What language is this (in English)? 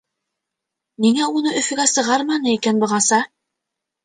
Bashkir